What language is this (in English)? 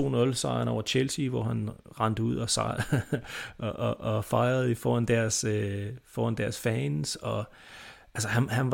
Danish